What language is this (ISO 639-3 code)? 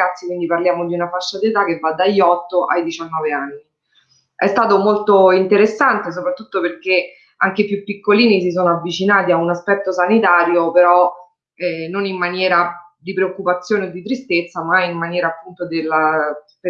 ita